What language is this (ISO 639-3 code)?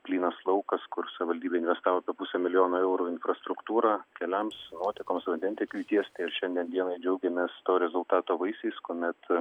lit